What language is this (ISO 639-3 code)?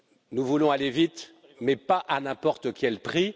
fra